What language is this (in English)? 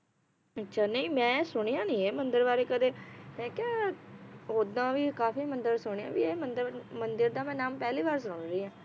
Punjabi